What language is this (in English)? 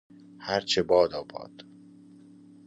Persian